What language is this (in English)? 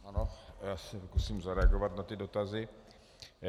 Czech